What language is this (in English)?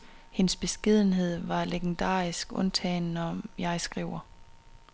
Danish